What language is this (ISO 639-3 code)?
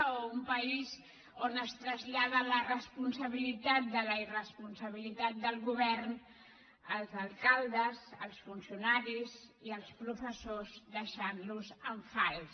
cat